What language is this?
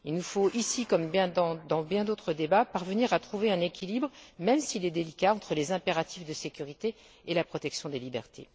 French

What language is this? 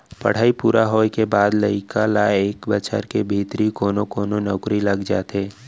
Chhattisgarhi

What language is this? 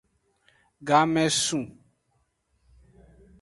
Aja (Benin)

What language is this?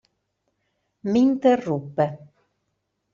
Italian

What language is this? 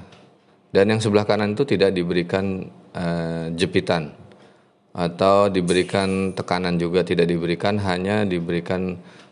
Indonesian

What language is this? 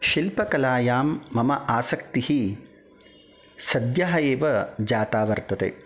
Sanskrit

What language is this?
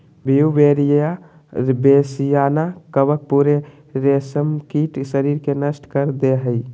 Magahi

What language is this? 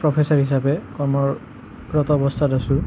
Assamese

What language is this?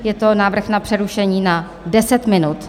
Czech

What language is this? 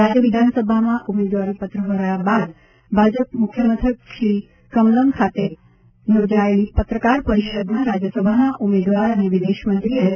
Gujarati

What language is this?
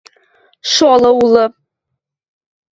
Western Mari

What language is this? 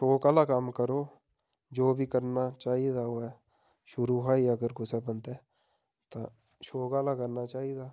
Dogri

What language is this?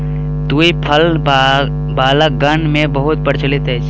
Maithili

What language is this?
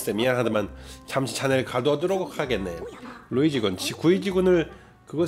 Korean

